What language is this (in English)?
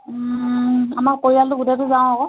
Assamese